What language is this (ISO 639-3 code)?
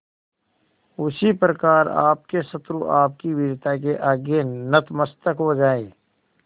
hin